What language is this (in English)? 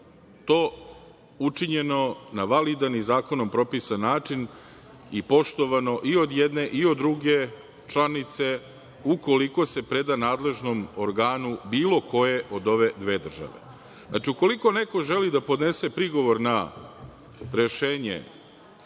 Serbian